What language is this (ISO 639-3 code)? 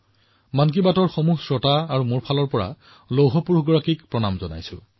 asm